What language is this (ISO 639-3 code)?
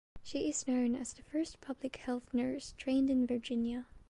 eng